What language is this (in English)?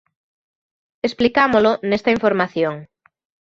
Galician